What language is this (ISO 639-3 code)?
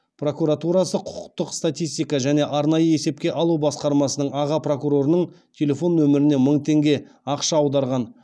kaz